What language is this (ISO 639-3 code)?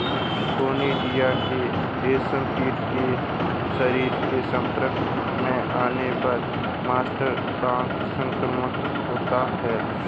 hin